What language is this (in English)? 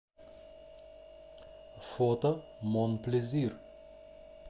Russian